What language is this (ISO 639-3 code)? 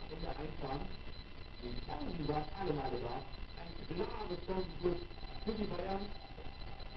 deu